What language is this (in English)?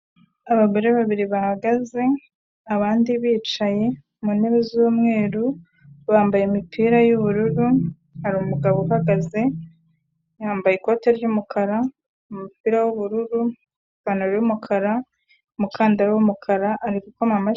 Kinyarwanda